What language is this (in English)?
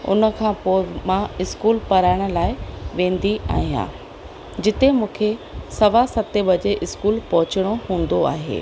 Sindhi